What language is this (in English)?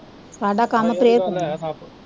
Punjabi